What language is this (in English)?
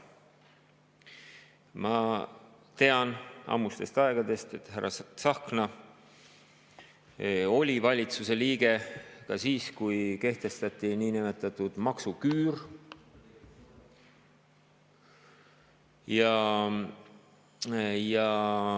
Estonian